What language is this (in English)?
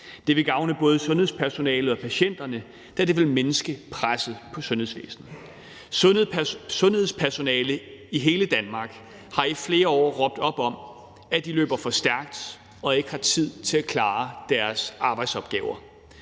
Danish